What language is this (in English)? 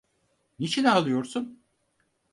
Turkish